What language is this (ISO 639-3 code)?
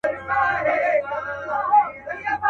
pus